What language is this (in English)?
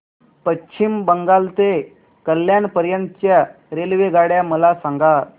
Marathi